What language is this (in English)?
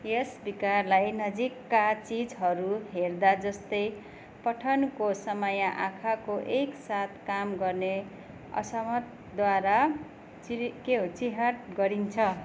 Nepali